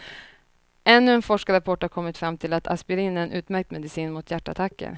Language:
Swedish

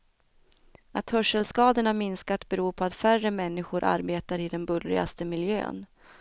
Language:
Swedish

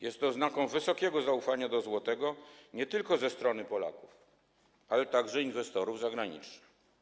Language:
Polish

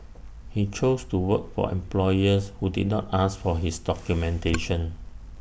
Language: English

